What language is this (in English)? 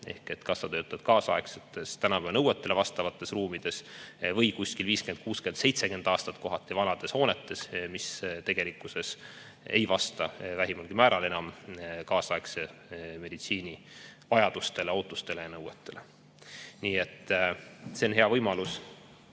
Estonian